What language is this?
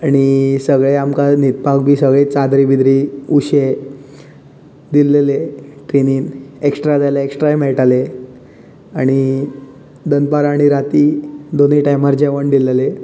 Konkani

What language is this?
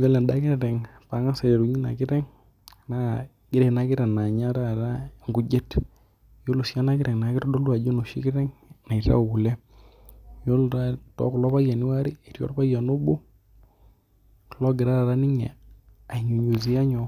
Masai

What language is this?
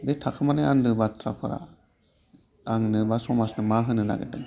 Bodo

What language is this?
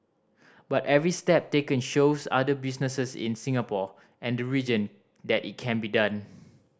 English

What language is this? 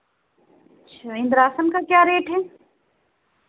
Hindi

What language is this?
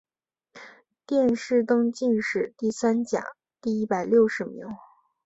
Chinese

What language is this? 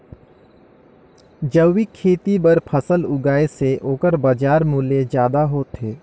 Chhattisgarhi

